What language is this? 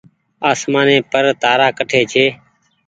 Goaria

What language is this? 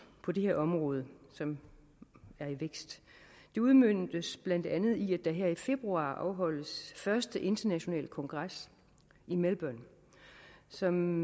Danish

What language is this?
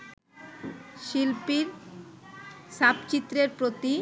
Bangla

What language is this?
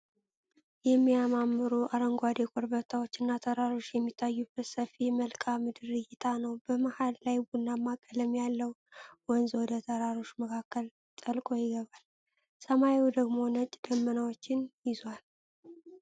Amharic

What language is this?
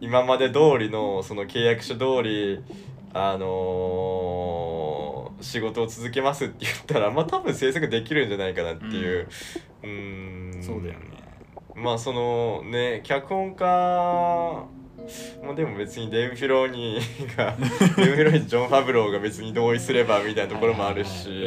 Japanese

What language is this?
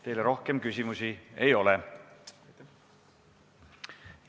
Estonian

